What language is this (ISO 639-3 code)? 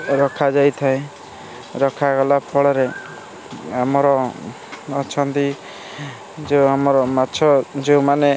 ori